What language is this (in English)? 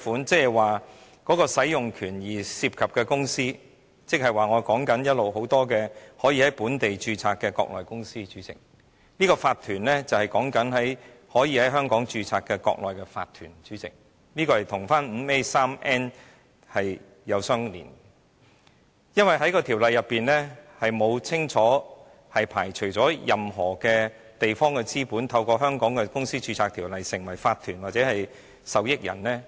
Cantonese